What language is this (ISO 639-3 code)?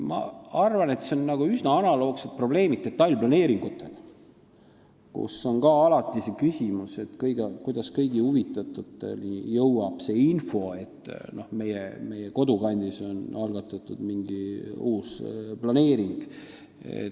est